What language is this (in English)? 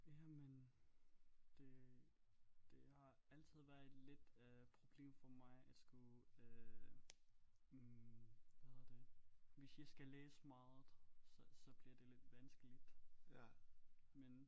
Danish